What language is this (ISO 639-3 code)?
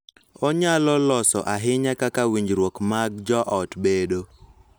luo